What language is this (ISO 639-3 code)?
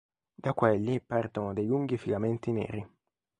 ita